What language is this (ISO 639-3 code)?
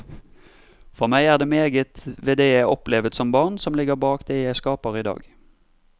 nor